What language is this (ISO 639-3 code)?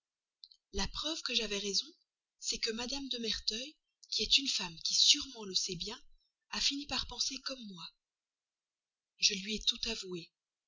fra